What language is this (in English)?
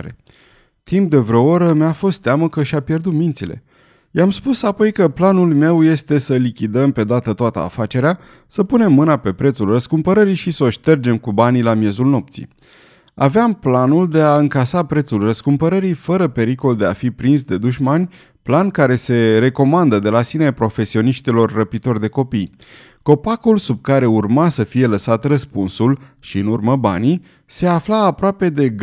Romanian